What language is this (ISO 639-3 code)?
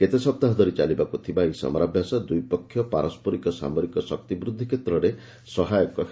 ori